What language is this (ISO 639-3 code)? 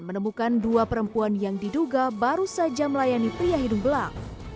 ind